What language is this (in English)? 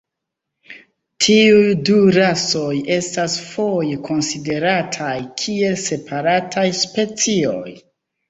Esperanto